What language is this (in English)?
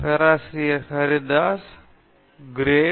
Tamil